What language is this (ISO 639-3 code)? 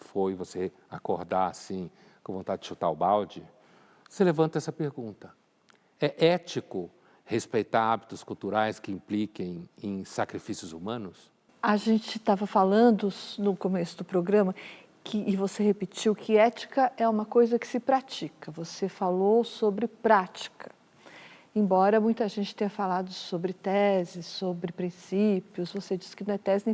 por